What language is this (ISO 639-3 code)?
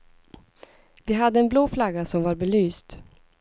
swe